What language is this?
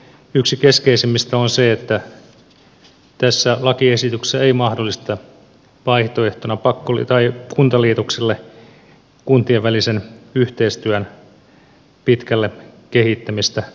Finnish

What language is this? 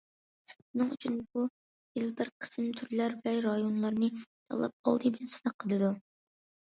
Uyghur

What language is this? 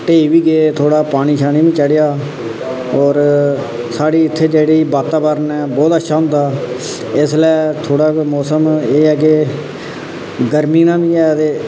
Dogri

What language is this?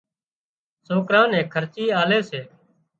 Wadiyara Koli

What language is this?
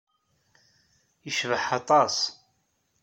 Kabyle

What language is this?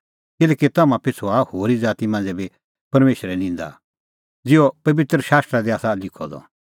Kullu Pahari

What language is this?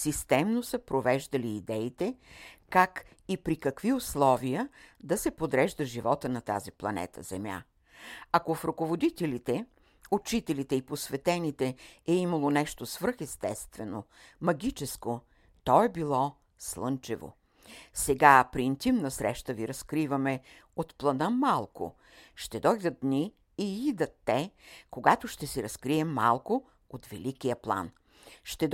Bulgarian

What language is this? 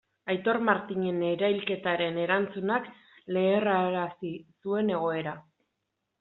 Basque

